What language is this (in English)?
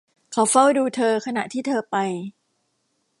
Thai